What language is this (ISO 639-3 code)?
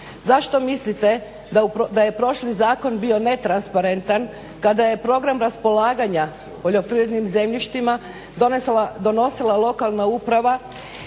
hrv